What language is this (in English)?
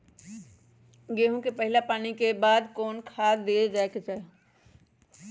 Magahi